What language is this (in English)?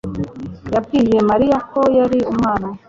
Kinyarwanda